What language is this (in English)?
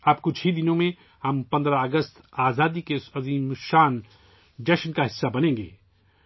Urdu